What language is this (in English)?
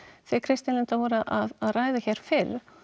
Icelandic